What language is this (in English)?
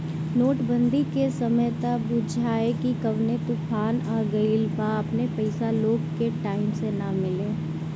Bhojpuri